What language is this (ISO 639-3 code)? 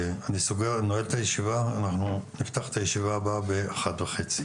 heb